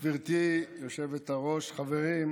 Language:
Hebrew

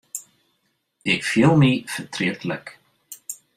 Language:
Western Frisian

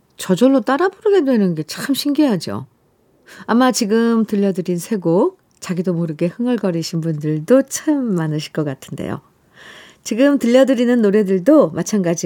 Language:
Korean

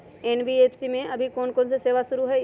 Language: Magahi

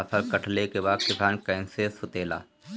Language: Bhojpuri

